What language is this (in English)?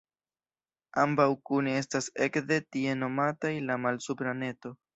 Esperanto